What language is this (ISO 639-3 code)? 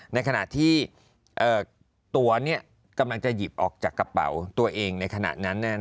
tha